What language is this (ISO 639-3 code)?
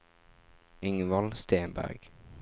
nor